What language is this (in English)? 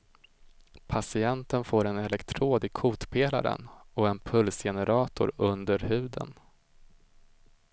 Swedish